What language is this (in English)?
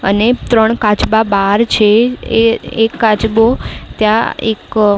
Gujarati